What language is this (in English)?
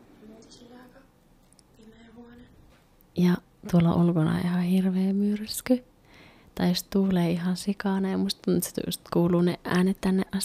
Finnish